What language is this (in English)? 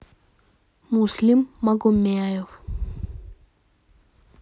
Russian